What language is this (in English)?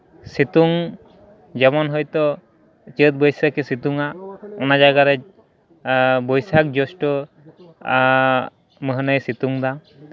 Santali